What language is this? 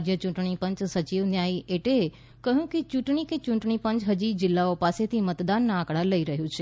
Gujarati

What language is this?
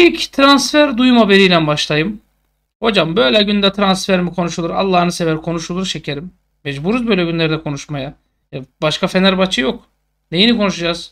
Turkish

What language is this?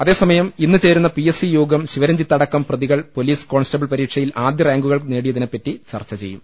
Malayalam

